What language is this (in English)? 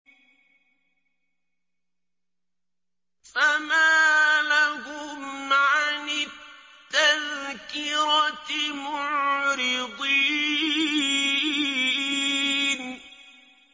Arabic